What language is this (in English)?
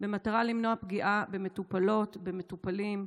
Hebrew